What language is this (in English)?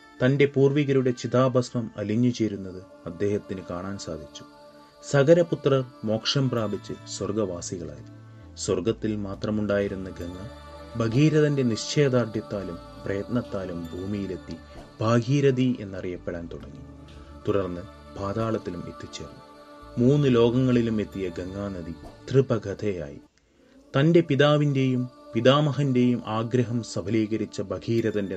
Malayalam